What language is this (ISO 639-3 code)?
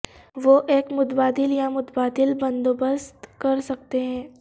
urd